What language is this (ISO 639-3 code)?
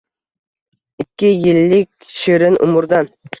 uzb